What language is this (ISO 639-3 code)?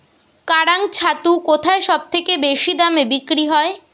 ben